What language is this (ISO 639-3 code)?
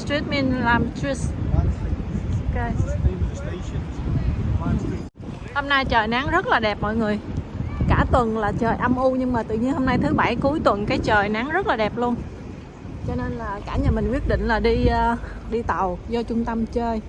vie